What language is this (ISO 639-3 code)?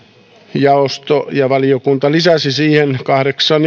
fin